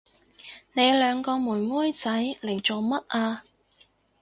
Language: Cantonese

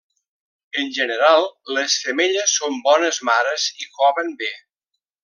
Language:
Catalan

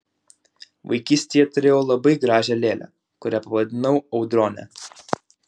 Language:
Lithuanian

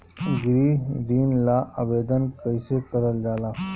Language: Bhojpuri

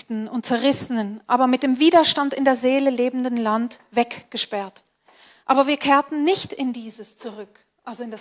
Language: German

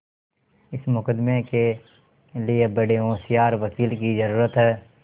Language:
Hindi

